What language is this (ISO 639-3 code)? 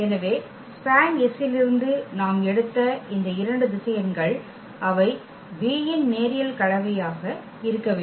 tam